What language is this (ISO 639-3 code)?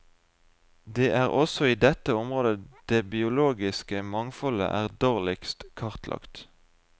nor